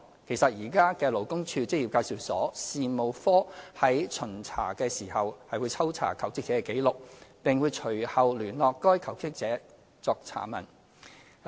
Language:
Cantonese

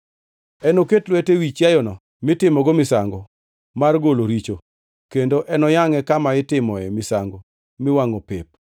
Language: Luo (Kenya and Tanzania)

